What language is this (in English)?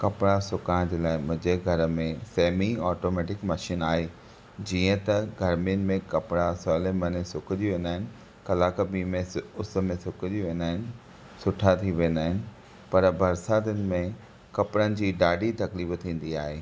Sindhi